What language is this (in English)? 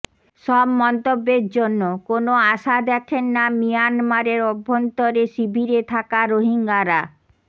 Bangla